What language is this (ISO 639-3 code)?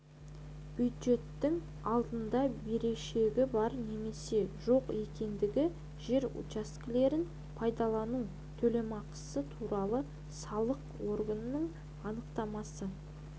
kaz